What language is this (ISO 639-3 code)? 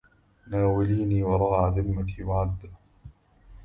ara